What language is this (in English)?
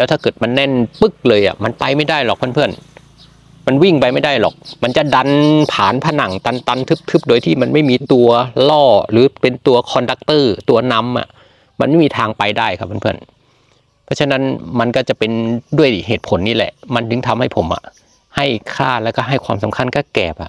Thai